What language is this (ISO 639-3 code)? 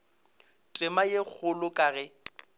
nso